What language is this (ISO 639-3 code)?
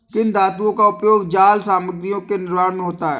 hin